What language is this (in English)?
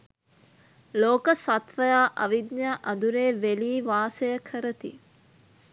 Sinhala